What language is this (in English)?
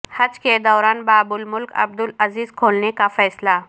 Urdu